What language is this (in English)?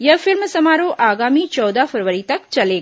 Hindi